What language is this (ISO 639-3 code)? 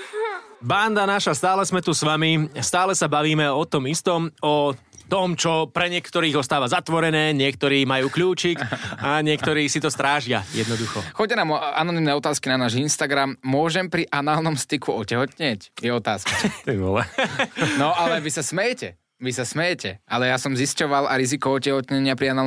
slk